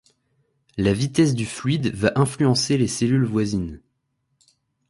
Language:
French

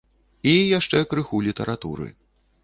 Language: Belarusian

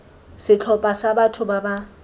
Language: Tswana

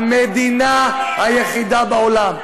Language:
Hebrew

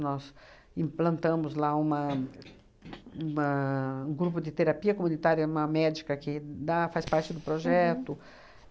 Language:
Portuguese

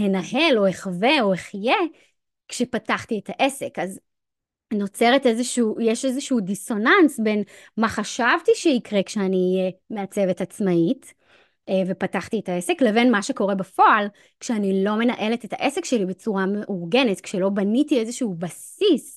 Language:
Hebrew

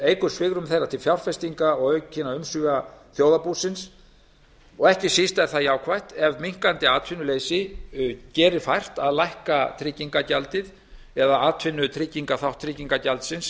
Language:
Icelandic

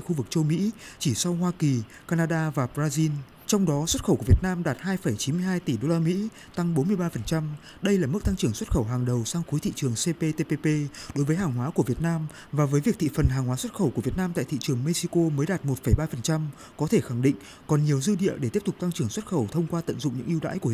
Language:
Vietnamese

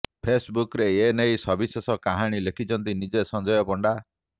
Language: Odia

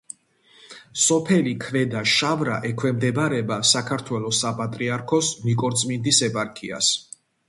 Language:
Georgian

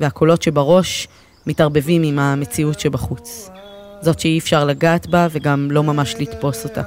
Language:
Hebrew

